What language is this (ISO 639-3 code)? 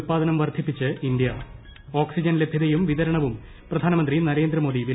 mal